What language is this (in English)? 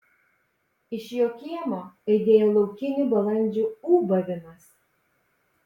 Lithuanian